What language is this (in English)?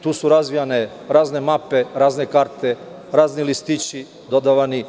Serbian